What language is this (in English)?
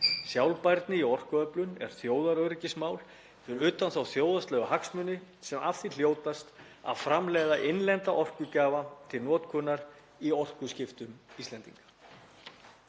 Icelandic